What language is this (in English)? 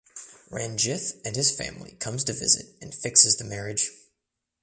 English